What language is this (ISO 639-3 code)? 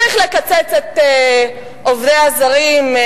heb